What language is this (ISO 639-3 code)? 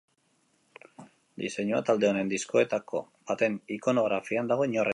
eus